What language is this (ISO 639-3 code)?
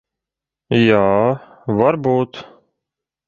lav